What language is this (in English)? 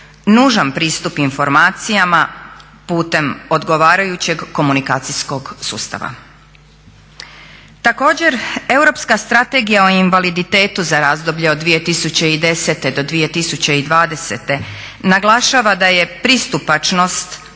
Croatian